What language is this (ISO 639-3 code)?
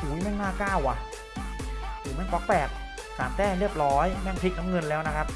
tha